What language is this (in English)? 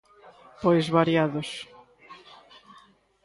Galician